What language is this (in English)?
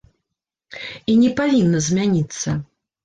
Belarusian